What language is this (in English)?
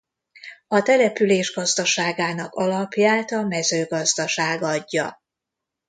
Hungarian